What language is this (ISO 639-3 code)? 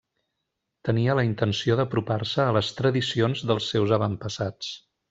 cat